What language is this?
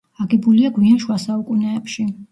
Georgian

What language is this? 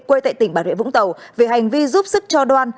Vietnamese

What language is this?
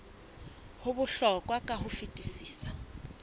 Southern Sotho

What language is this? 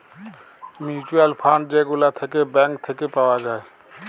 Bangla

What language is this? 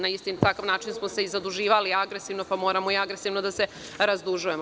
Serbian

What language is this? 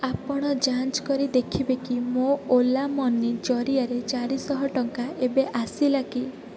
Odia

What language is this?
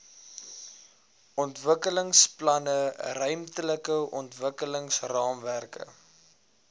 Afrikaans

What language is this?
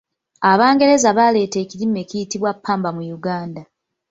Ganda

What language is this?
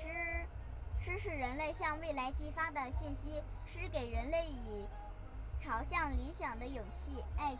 Chinese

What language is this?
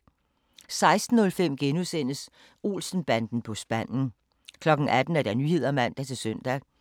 Danish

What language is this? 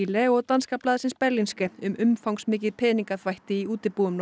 Icelandic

